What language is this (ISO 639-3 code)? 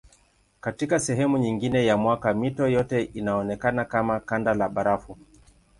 swa